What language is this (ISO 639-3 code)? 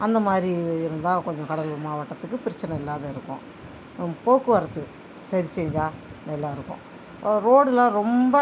tam